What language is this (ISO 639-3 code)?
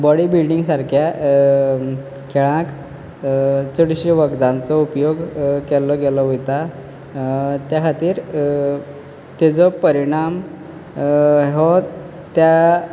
kok